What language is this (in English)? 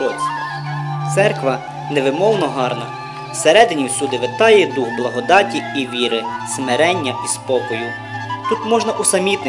Ukrainian